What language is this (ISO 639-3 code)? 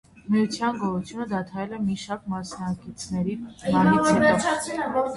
hye